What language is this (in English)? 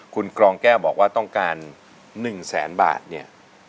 Thai